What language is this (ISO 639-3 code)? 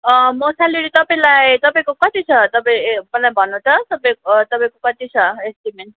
nep